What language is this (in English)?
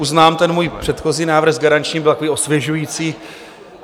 Czech